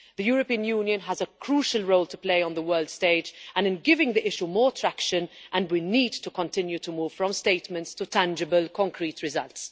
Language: English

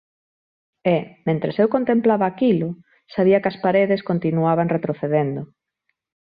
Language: Galician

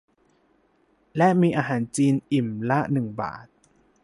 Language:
Thai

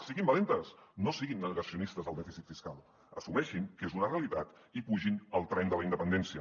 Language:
Catalan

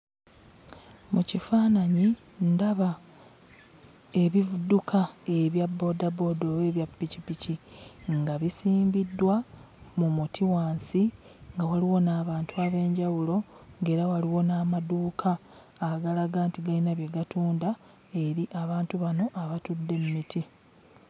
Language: Ganda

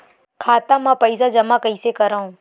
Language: Chhattisgarhi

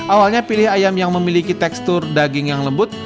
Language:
Indonesian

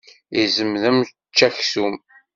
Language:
Kabyle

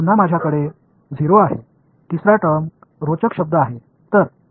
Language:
Marathi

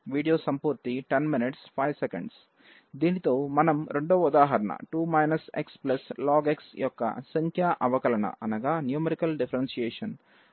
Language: Telugu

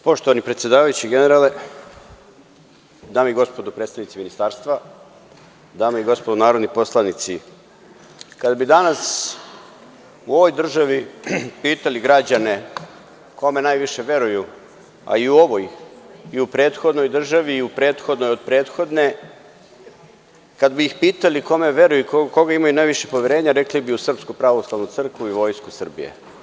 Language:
Serbian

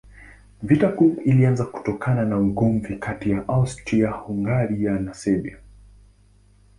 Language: Swahili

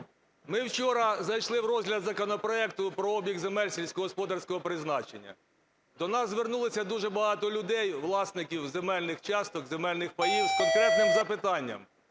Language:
Ukrainian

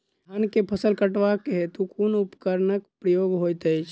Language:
Maithili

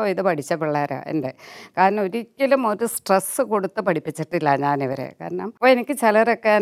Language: Malayalam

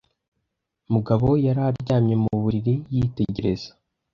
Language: Kinyarwanda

